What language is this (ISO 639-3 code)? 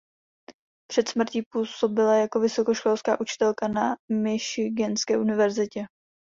ces